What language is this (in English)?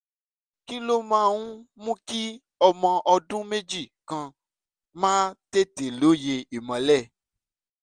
Yoruba